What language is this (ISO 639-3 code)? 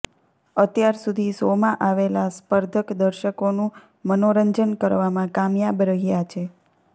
guj